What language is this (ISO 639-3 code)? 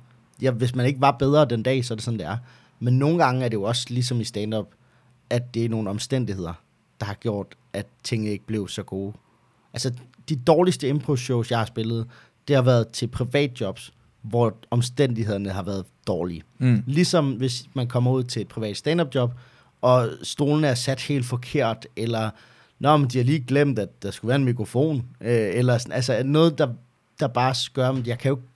dan